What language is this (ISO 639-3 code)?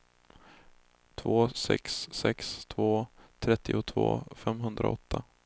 swe